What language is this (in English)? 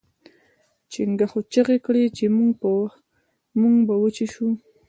Pashto